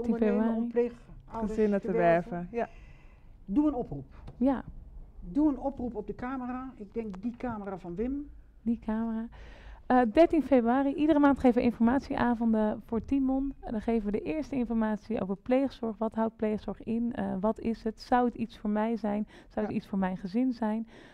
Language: Dutch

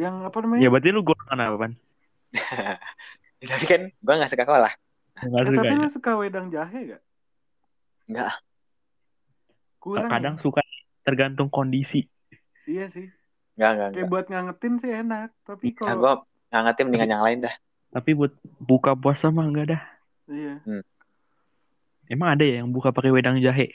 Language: Indonesian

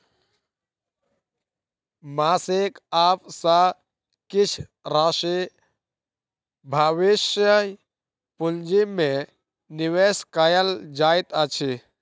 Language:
Maithili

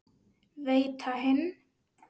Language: Icelandic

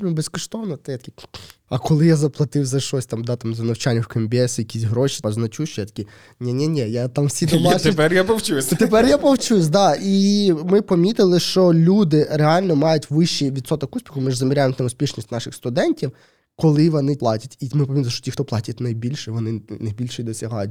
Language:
Ukrainian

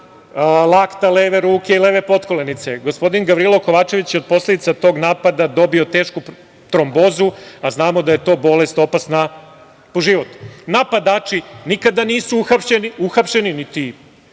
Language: Serbian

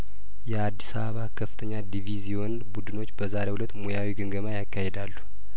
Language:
Amharic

